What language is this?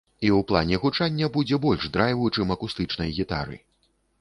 Belarusian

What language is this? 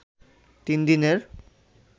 Bangla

